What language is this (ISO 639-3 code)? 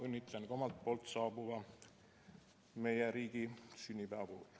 est